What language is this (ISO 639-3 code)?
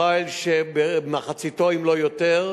heb